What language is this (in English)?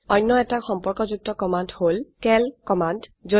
Assamese